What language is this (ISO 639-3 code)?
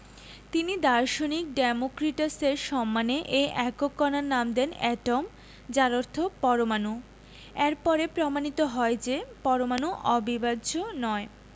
ben